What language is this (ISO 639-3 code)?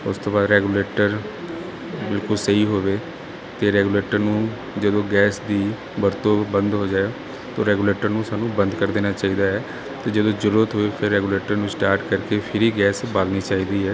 pan